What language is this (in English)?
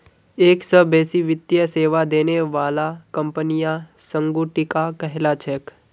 Magahi